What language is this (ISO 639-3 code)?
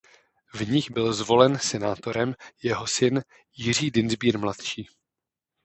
ces